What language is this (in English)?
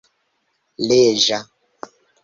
Esperanto